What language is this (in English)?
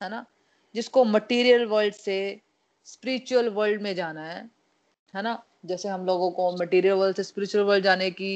Hindi